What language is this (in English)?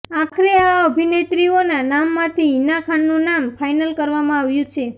Gujarati